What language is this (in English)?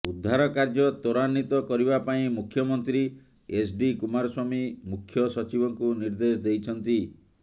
Odia